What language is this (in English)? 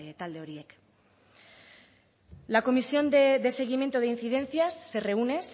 Spanish